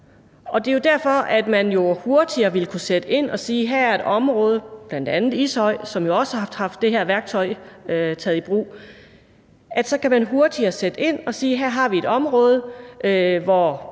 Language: Danish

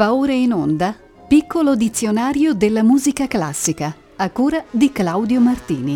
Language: Italian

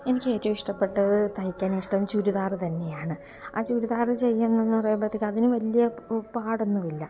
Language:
Malayalam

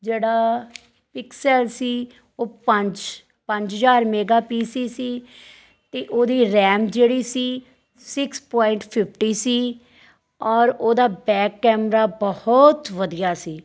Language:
Punjabi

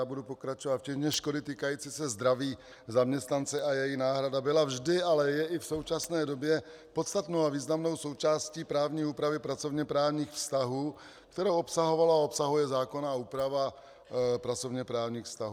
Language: Czech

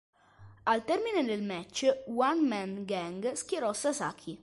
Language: Italian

